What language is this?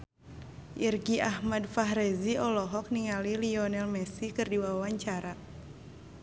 Sundanese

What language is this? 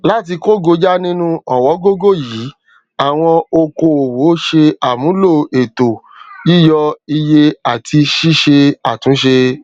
Yoruba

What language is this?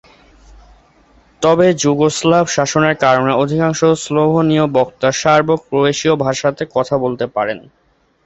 Bangla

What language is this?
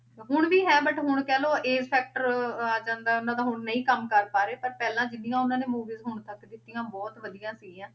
Punjabi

